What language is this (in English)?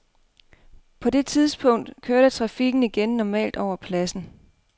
Danish